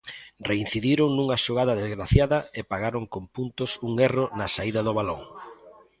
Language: Galician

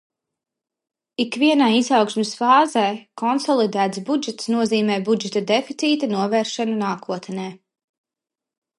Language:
Latvian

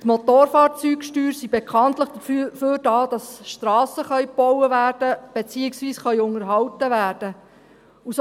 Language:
Swiss German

